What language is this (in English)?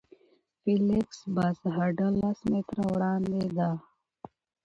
Pashto